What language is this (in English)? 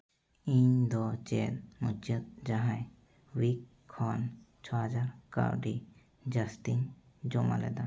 Santali